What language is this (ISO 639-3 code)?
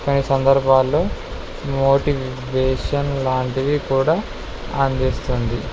tel